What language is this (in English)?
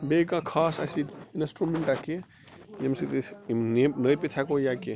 Kashmiri